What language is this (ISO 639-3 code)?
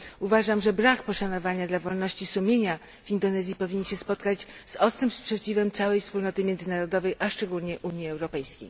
pol